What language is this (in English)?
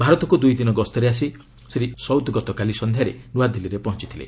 Odia